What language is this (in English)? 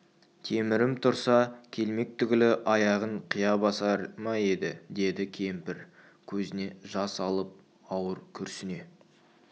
Kazakh